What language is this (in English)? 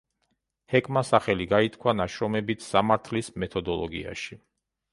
Georgian